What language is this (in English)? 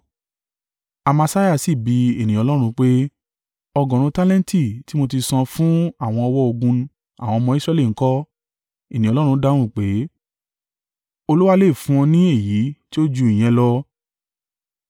Yoruba